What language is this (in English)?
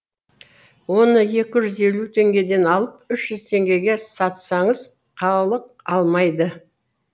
Kazakh